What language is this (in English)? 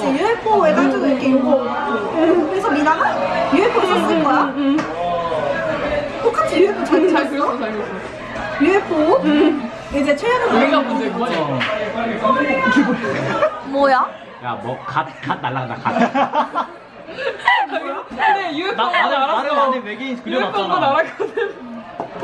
Korean